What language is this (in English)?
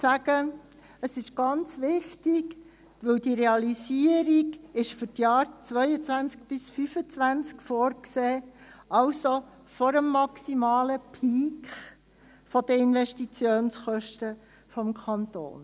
Swiss German